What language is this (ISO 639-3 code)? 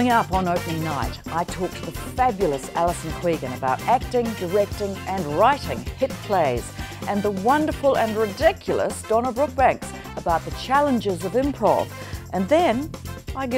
eng